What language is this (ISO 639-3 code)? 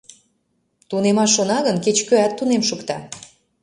chm